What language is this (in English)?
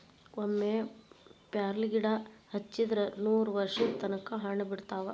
Kannada